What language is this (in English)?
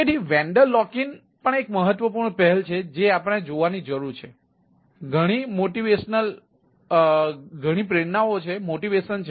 Gujarati